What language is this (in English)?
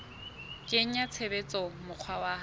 Southern Sotho